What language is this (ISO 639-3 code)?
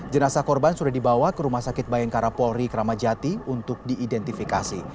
ind